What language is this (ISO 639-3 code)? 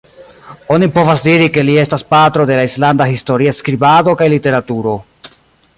epo